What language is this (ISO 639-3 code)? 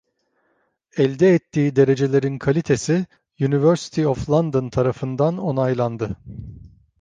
tur